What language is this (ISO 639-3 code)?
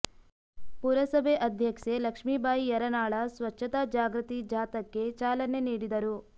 kan